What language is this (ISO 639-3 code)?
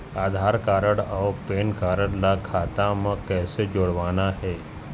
hne